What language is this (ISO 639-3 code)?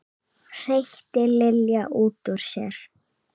isl